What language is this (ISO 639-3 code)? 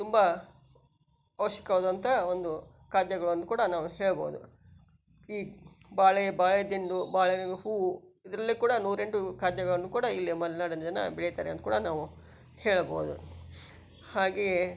kan